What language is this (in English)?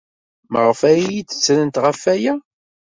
Kabyle